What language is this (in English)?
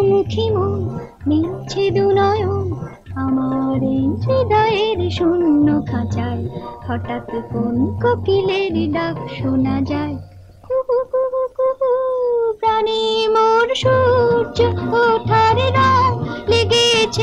Hindi